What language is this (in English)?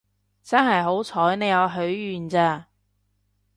Cantonese